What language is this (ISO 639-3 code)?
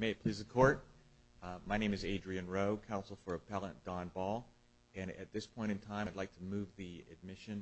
eng